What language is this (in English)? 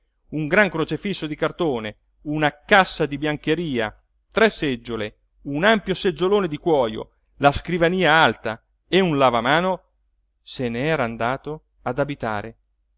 Italian